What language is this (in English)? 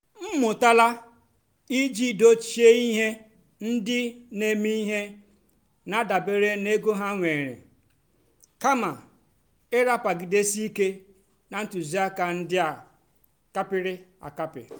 Igbo